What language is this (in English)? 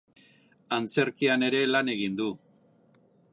Basque